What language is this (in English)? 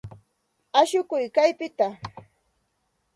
Santa Ana de Tusi Pasco Quechua